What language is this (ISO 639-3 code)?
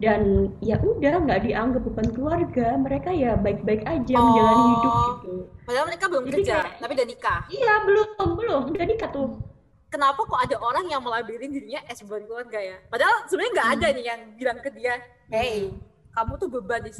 ind